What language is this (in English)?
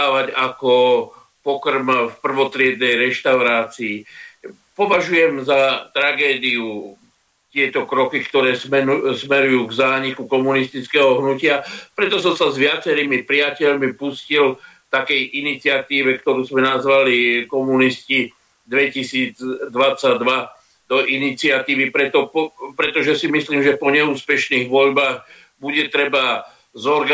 Slovak